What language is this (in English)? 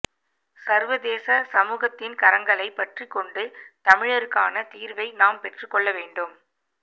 Tamil